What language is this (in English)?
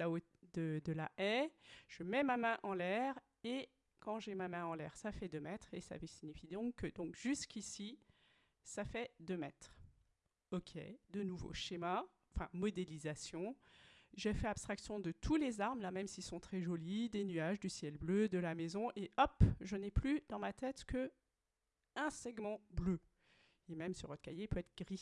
French